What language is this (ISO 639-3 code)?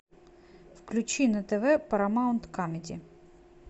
rus